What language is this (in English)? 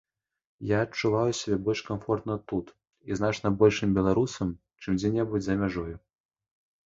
Belarusian